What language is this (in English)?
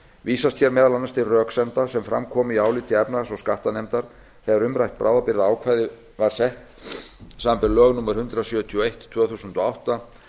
Icelandic